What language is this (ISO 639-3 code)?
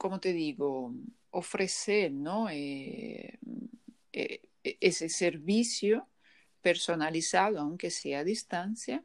spa